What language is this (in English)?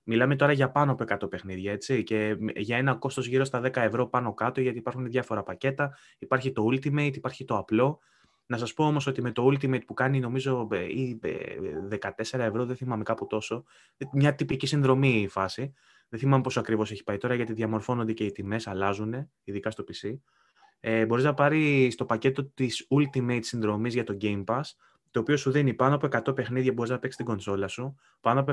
Greek